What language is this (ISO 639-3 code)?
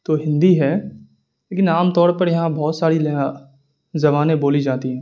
urd